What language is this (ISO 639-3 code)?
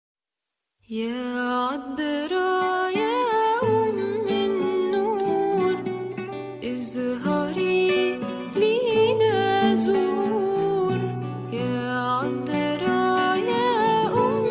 ara